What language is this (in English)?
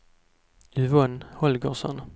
Swedish